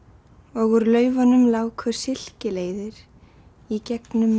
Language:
Icelandic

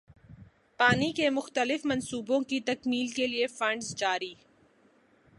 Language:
Urdu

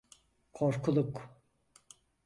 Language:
Turkish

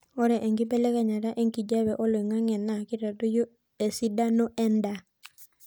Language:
Masai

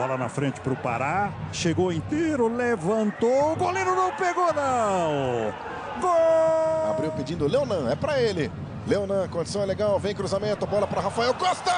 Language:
Portuguese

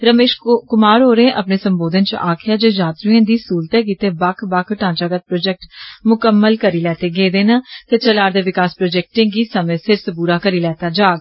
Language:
Dogri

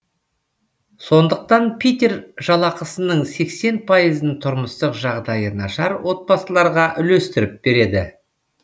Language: Kazakh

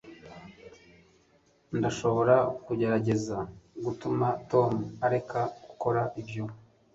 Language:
Kinyarwanda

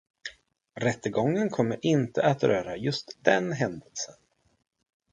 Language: Swedish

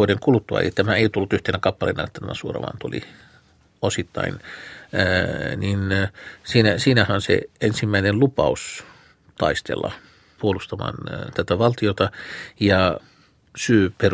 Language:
Finnish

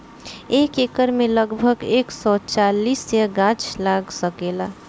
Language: Bhojpuri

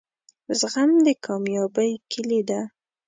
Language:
Pashto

